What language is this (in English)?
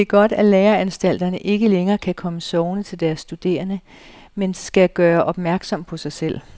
Danish